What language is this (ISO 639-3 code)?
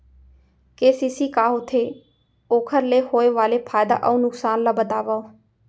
hne